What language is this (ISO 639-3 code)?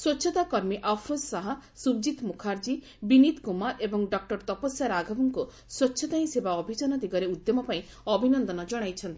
ori